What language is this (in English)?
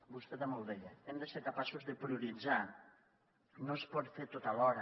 Catalan